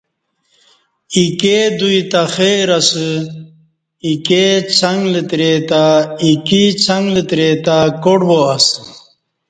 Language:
Kati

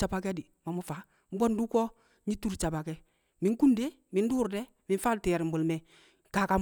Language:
Kamo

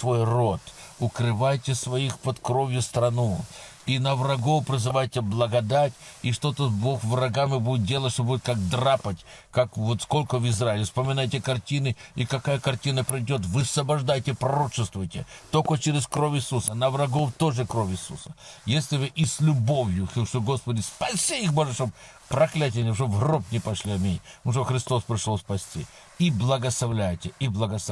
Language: Russian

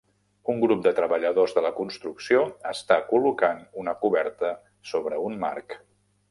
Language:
Catalan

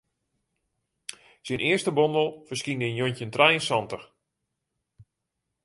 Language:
Western Frisian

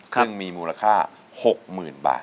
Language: Thai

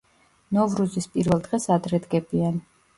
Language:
Georgian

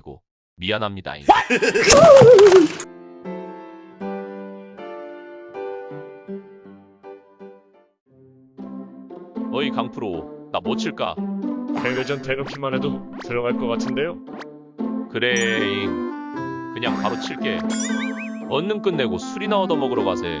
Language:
Korean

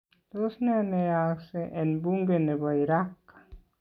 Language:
Kalenjin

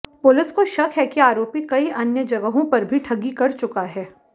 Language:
Hindi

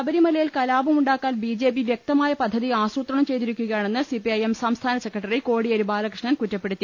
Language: Malayalam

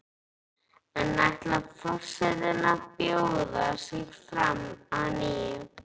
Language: Icelandic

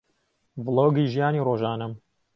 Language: Central Kurdish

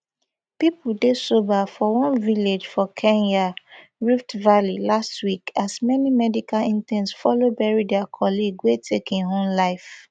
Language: Nigerian Pidgin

